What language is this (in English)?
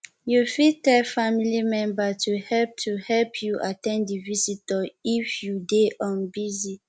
Nigerian Pidgin